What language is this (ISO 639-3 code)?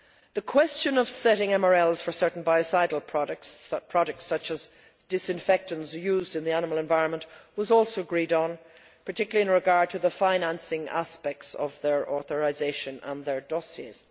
eng